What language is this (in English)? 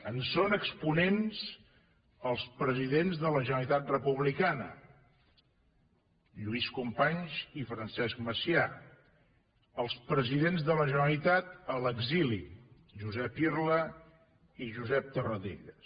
Catalan